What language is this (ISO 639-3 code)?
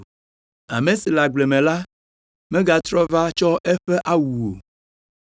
ewe